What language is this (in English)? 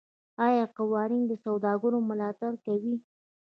Pashto